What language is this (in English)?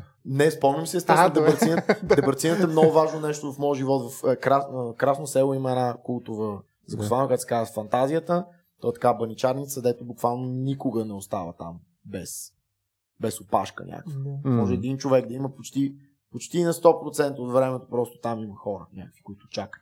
Bulgarian